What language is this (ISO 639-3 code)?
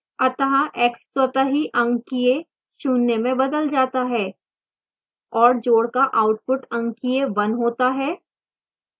hin